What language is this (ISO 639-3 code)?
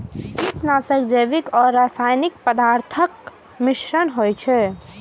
mai